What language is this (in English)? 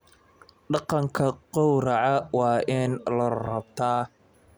Somali